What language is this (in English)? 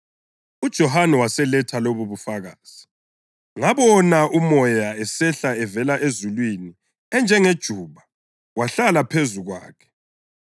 North Ndebele